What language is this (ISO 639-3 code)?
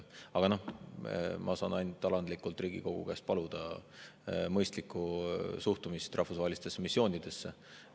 est